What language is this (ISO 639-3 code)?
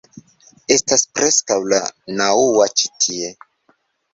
epo